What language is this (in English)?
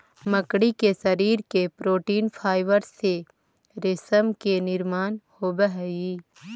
Magahi